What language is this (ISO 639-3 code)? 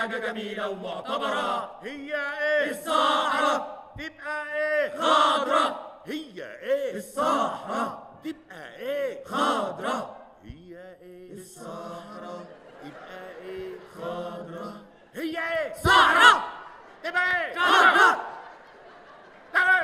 ara